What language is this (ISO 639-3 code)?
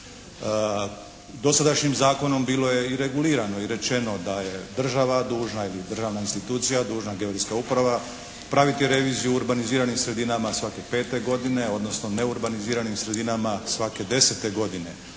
hrv